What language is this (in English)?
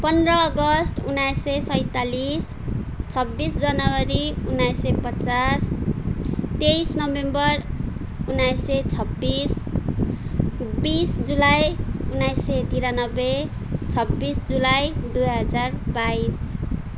Nepali